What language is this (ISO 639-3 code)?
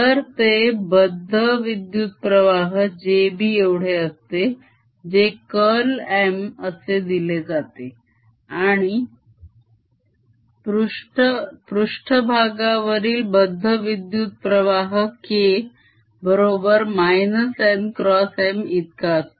mar